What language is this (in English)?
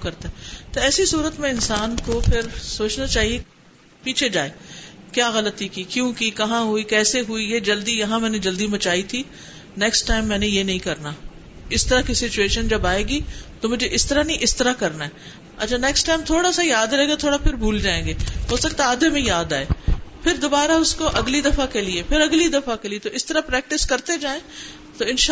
Urdu